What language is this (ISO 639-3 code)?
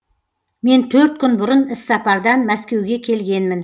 kaz